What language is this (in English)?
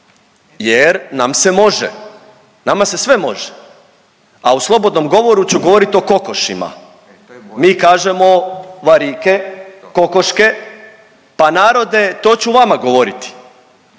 Croatian